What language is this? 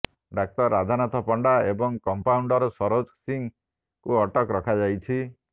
Odia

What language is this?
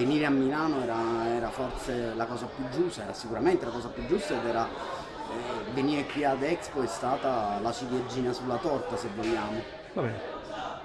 Italian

